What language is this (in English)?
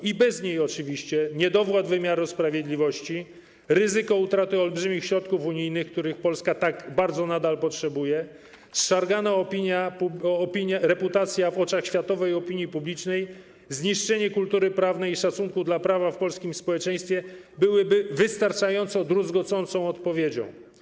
Polish